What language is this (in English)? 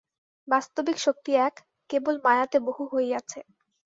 Bangla